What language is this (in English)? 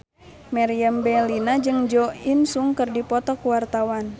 Sundanese